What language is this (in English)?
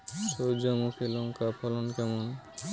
Bangla